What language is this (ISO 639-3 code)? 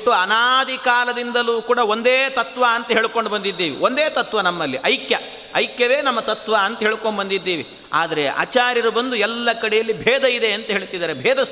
kan